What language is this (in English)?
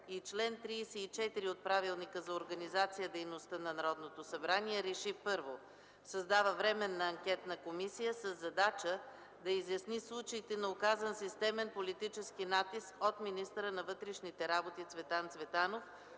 Bulgarian